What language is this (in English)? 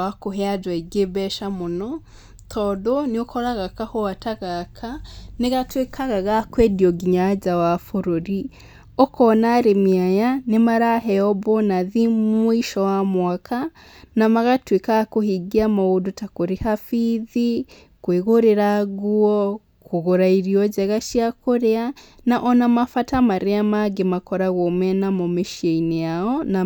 Kikuyu